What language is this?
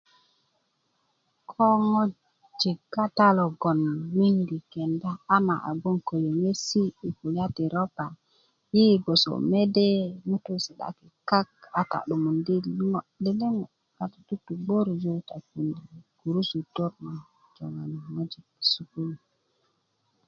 Kuku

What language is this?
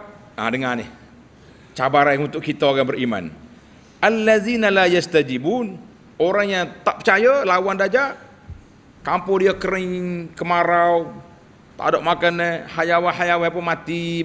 Malay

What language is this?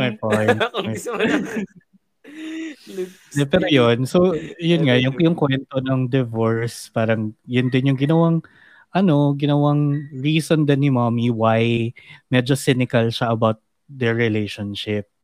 Filipino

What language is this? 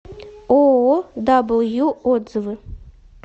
Russian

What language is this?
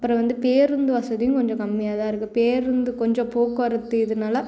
Tamil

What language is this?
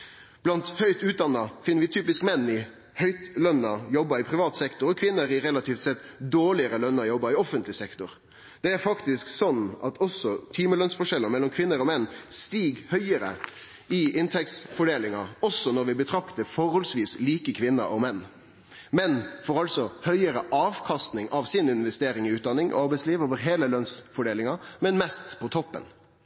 Norwegian Nynorsk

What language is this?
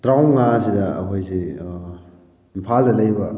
Manipuri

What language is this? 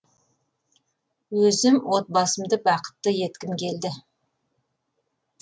Kazakh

